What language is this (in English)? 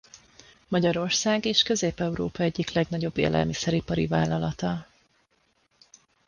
Hungarian